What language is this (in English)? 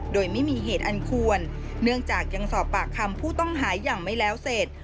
Thai